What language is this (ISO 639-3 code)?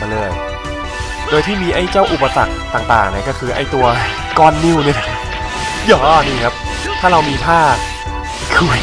tha